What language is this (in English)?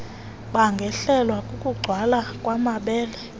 Xhosa